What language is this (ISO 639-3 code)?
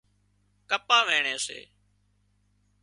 kxp